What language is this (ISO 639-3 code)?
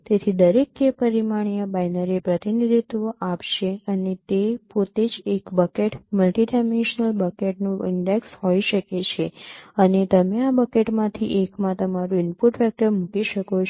guj